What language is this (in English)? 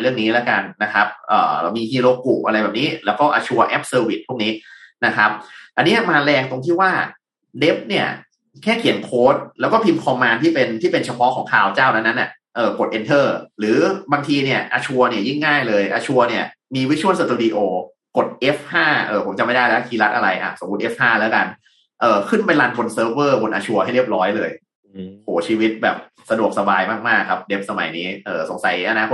Thai